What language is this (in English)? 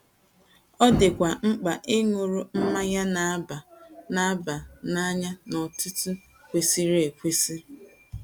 Igbo